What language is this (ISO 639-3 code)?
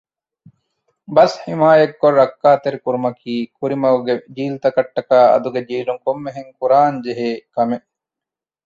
div